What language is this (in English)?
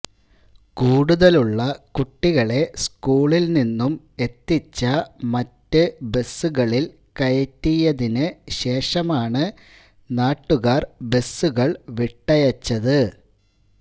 Malayalam